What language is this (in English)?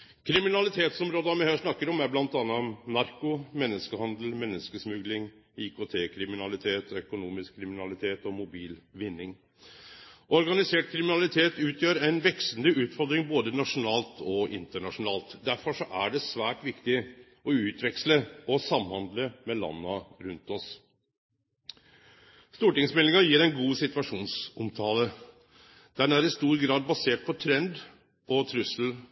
Norwegian Nynorsk